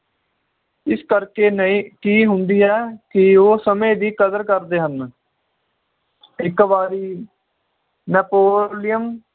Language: Punjabi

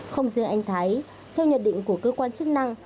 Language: Vietnamese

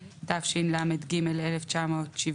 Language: Hebrew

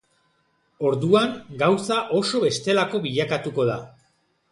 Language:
Basque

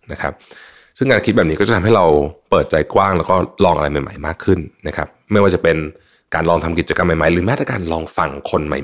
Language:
Thai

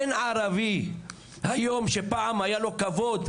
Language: Hebrew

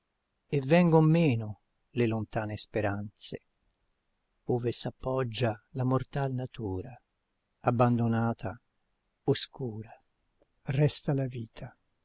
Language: Italian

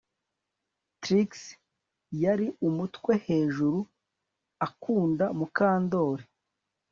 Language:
Kinyarwanda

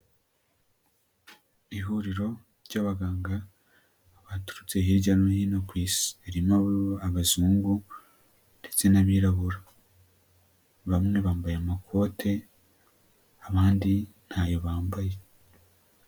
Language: Kinyarwanda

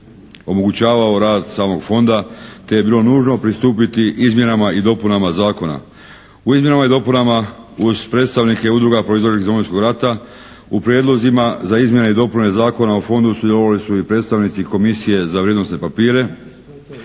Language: Croatian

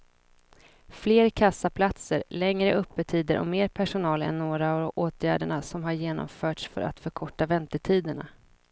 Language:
Swedish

